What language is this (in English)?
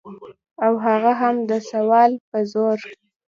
Pashto